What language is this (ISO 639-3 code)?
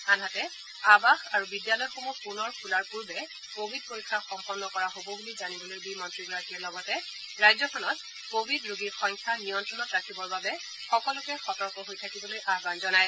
asm